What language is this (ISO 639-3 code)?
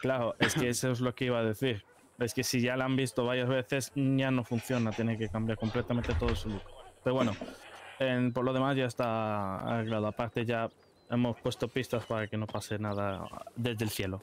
spa